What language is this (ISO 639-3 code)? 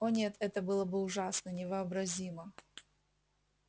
rus